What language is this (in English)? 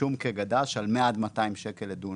Hebrew